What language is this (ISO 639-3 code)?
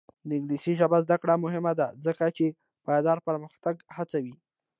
pus